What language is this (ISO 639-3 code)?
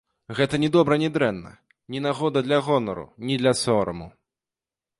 bel